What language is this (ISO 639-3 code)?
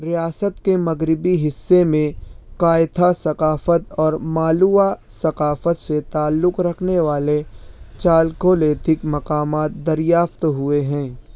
urd